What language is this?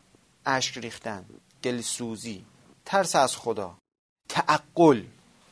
Persian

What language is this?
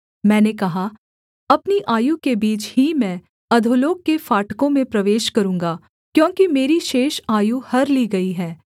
Hindi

